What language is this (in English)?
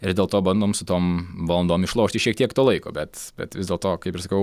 Lithuanian